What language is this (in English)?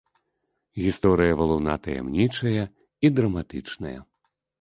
Belarusian